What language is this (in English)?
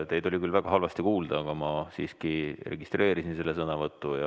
Estonian